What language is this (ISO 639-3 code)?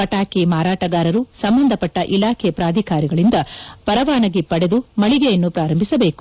kan